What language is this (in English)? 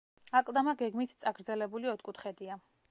Georgian